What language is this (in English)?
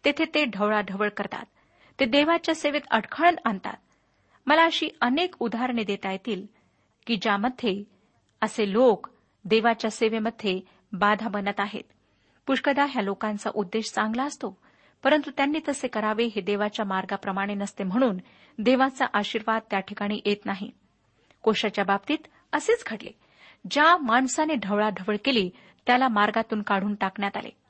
Marathi